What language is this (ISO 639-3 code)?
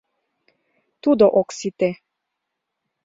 chm